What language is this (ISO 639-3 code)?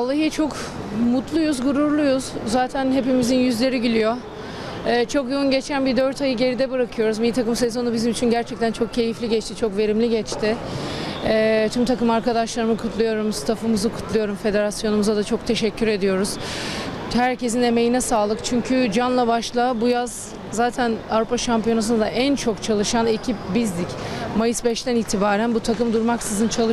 tur